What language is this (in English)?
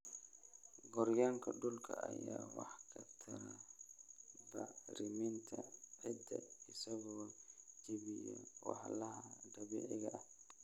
Somali